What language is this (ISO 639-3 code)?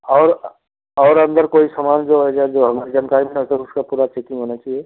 hin